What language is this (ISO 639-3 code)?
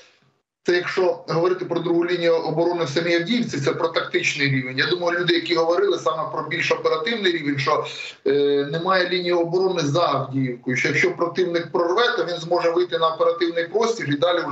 ukr